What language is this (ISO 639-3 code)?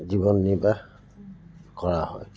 asm